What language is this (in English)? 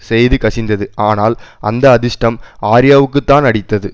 Tamil